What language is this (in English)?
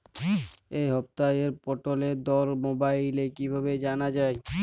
Bangla